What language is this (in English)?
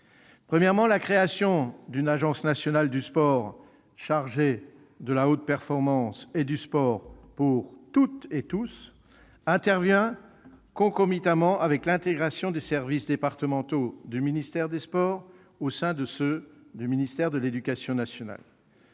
French